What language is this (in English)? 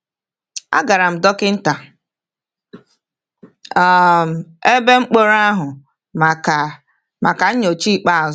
Igbo